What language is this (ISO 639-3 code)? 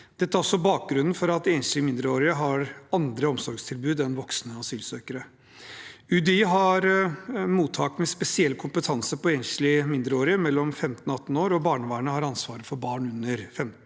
nor